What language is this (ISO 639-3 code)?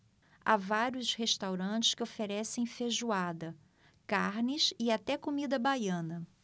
por